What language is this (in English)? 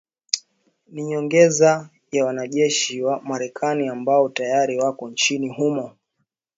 Swahili